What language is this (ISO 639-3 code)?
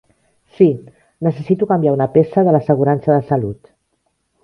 cat